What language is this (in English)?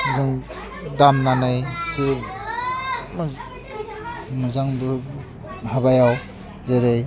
Bodo